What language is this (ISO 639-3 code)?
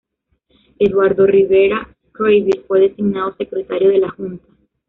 spa